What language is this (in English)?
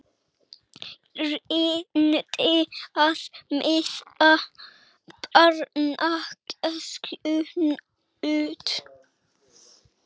Icelandic